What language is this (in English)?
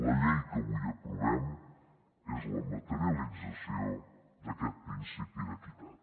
Catalan